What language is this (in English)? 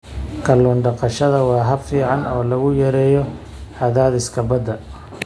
Somali